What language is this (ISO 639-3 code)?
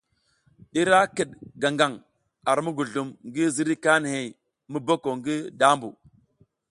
giz